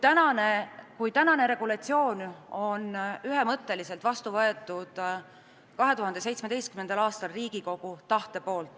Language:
Estonian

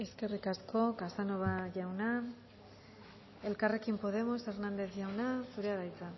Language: Basque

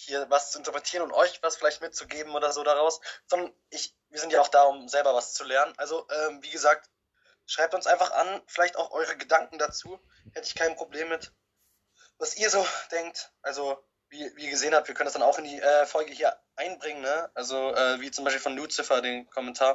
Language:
German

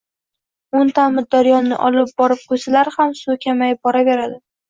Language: Uzbek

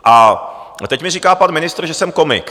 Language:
Czech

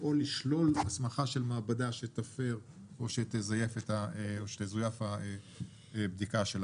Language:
Hebrew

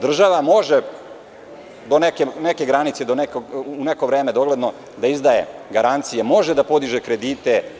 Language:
Serbian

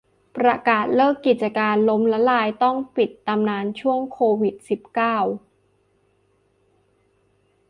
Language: Thai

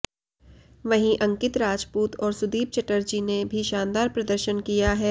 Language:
Hindi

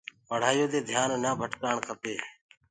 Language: Gurgula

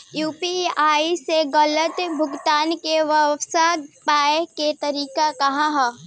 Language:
Bhojpuri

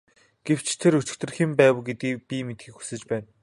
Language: Mongolian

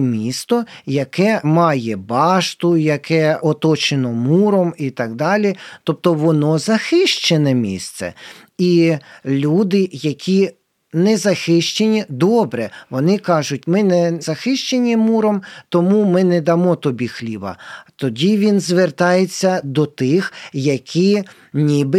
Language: Ukrainian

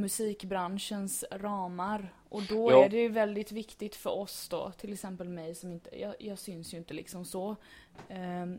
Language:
Swedish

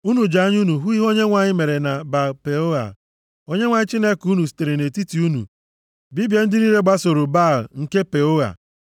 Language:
Igbo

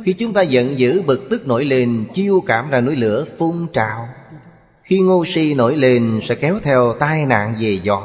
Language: Vietnamese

